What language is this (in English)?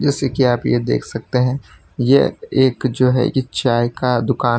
Hindi